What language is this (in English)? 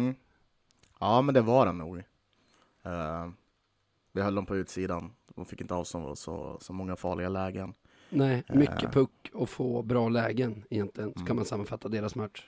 Swedish